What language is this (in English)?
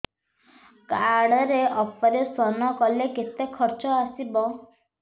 Odia